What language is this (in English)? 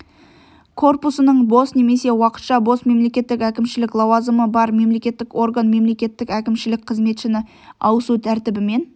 Kazakh